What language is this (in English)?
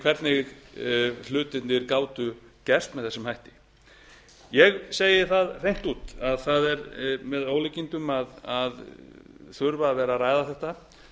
Icelandic